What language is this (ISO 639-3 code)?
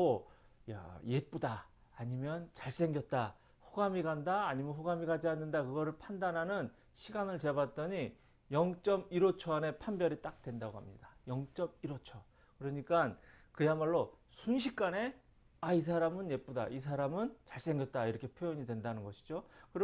kor